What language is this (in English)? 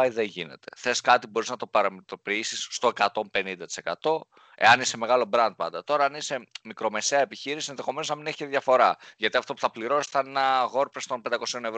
Greek